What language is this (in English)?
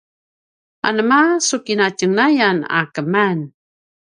Paiwan